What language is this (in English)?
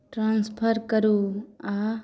Maithili